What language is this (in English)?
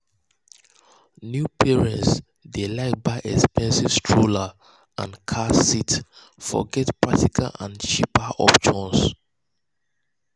Nigerian Pidgin